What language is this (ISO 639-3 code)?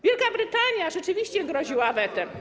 pol